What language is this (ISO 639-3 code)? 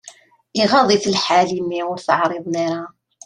kab